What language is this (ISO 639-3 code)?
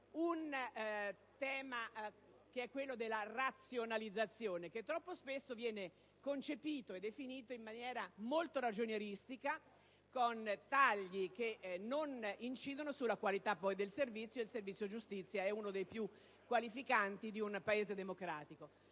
ita